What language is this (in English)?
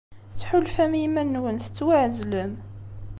Kabyle